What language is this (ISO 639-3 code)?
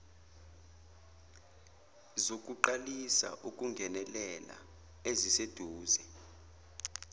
zul